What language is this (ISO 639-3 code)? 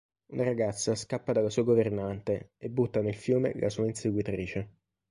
ita